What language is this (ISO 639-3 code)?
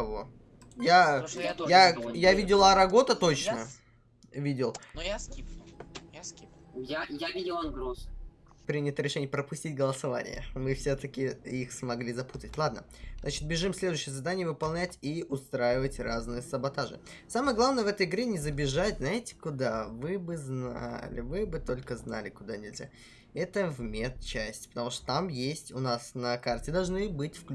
rus